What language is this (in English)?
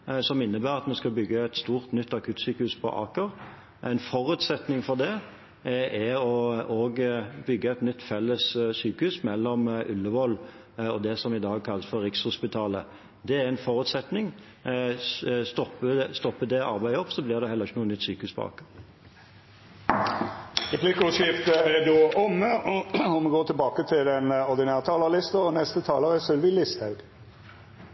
Norwegian